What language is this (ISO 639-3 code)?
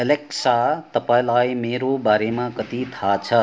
nep